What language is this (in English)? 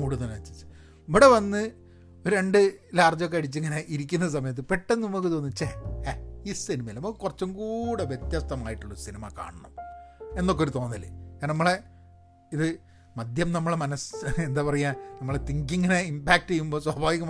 Malayalam